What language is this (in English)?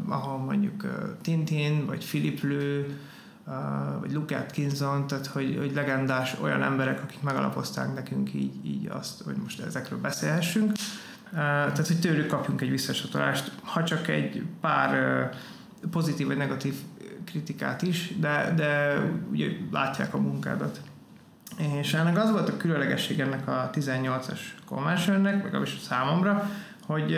Hungarian